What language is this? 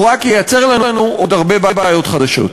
Hebrew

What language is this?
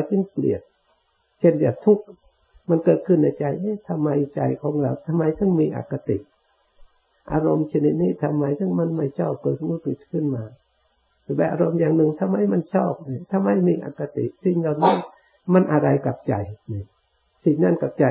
Thai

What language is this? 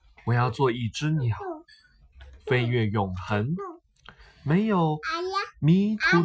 Chinese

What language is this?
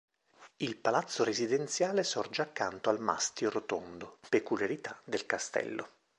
Italian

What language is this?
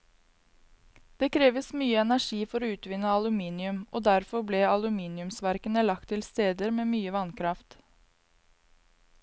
Norwegian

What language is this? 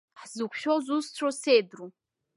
Abkhazian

